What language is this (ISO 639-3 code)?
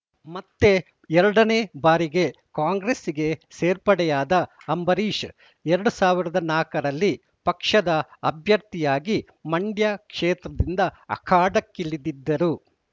kan